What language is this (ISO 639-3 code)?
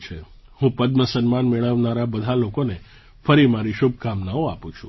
guj